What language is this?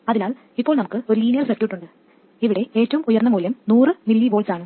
Malayalam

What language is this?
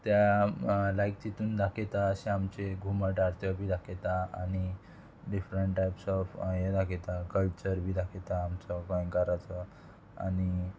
Konkani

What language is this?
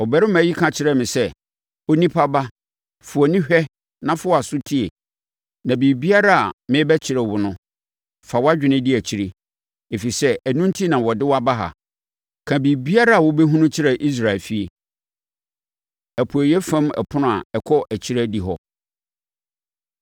Akan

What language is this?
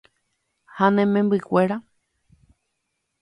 Guarani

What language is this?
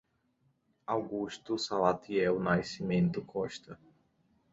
Portuguese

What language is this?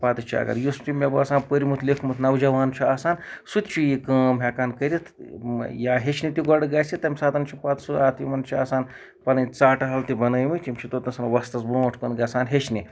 Kashmiri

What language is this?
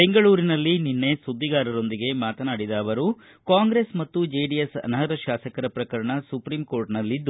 Kannada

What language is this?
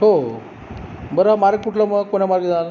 Marathi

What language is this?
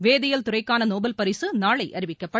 Tamil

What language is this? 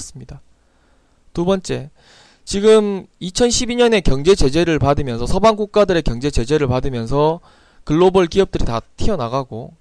Korean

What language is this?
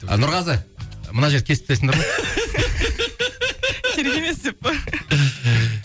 Kazakh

